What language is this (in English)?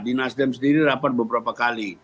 Indonesian